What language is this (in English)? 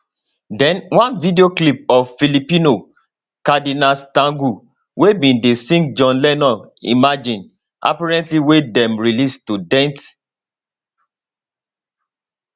Nigerian Pidgin